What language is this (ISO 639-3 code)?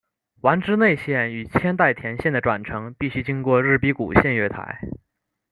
zho